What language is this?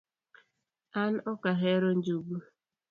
Luo (Kenya and Tanzania)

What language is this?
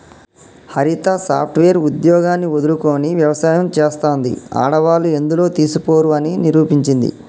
Telugu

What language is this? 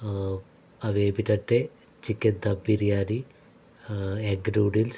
Telugu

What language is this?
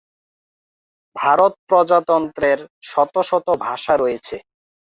Bangla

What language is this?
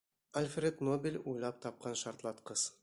Bashkir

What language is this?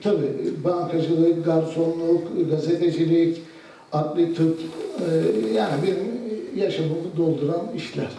Turkish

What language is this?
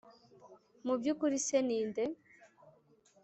Kinyarwanda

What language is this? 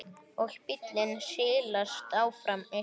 Icelandic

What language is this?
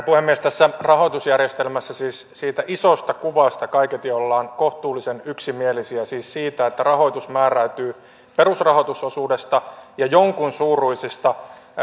Finnish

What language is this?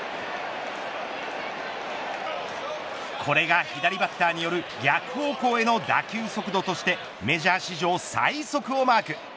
Japanese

